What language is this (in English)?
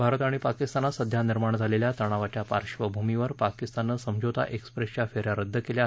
Marathi